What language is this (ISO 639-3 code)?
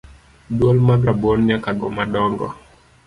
luo